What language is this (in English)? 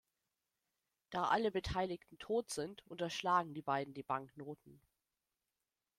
German